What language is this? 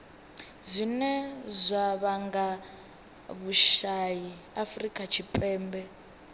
Venda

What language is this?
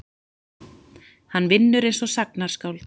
Icelandic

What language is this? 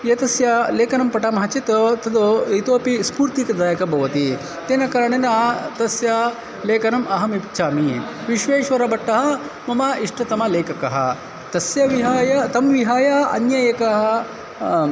Sanskrit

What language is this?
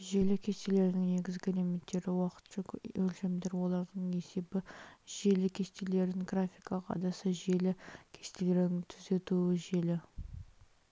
Kazakh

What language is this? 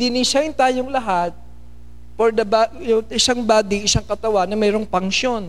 Filipino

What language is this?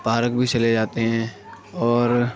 Urdu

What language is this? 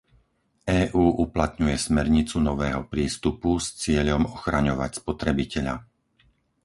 Slovak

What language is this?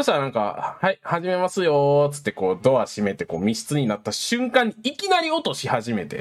Japanese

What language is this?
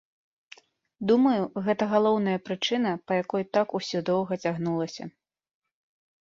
Belarusian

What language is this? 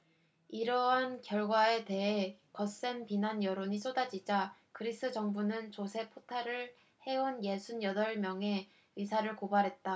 Korean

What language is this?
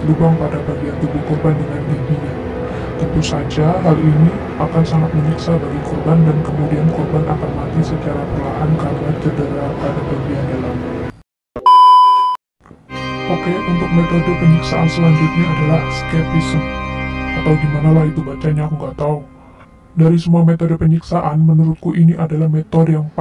Indonesian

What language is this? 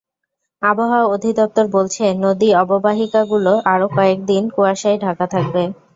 Bangla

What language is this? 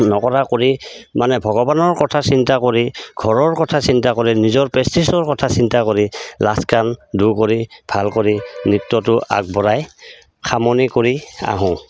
Assamese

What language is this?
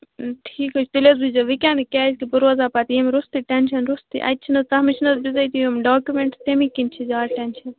Kashmiri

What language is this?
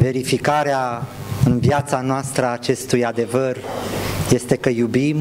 Romanian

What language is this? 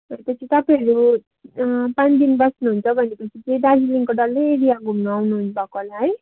Nepali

